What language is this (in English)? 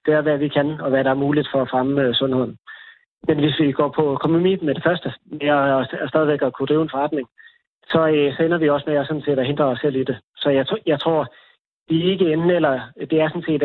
Danish